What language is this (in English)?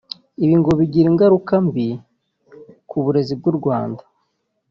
Kinyarwanda